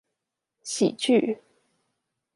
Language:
Chinese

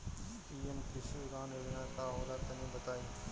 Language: Bhojpuri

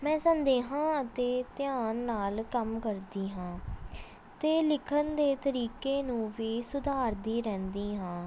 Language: Punjabi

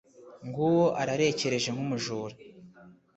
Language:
Kinyarwanda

